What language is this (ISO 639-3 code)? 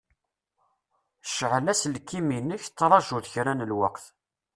kab